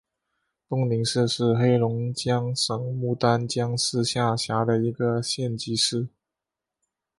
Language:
Chinese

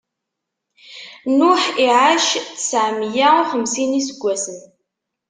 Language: Kabyle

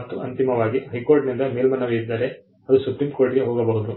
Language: Kannada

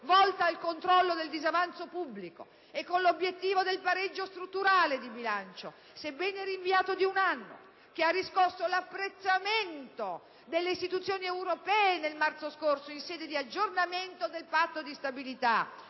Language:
Italian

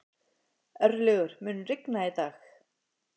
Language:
Icelandic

